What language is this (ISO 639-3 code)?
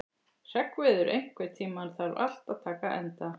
isl